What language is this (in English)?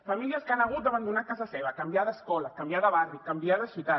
Catalan